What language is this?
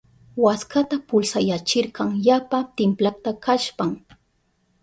Southern Pastaza Quechua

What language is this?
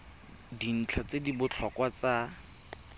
Tswana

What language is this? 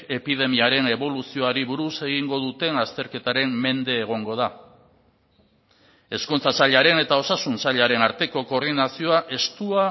Basque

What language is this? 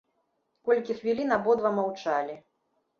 Belarusian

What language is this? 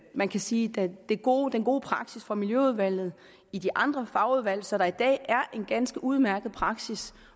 Danish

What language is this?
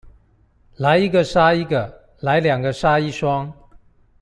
Chinese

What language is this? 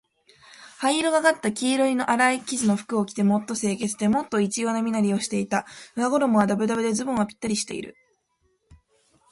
Japanese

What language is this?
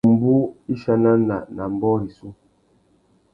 Tuki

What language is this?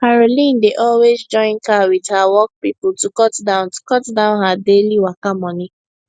Nigerian Pidgin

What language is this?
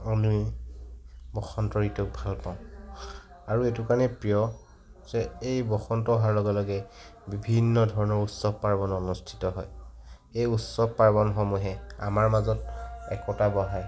Assamese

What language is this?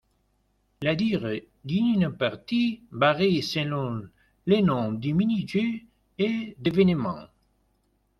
French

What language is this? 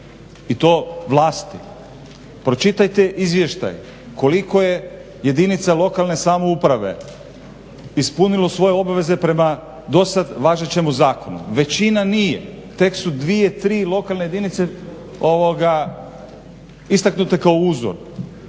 Croatian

